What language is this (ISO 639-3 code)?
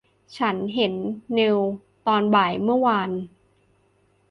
tha